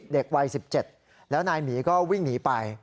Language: Thai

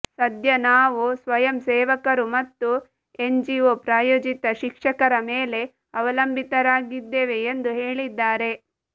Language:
Kannada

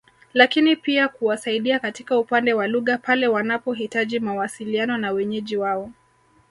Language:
Swahili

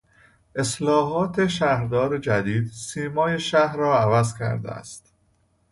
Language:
Persian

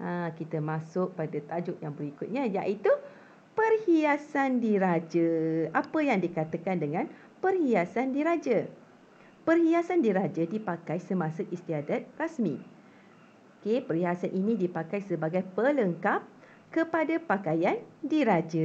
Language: Malay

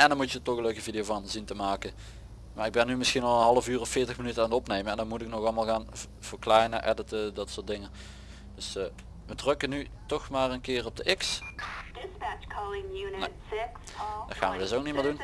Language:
Dutch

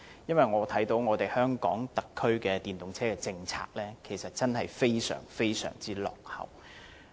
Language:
Cantonese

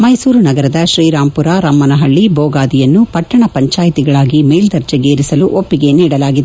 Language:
Kannada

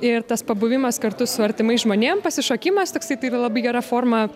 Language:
Lithuanian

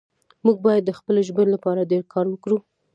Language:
Pashto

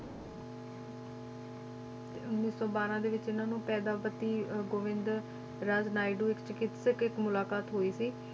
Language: Punjabi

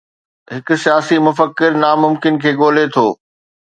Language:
Sindhi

